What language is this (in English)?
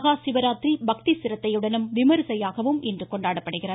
Tamil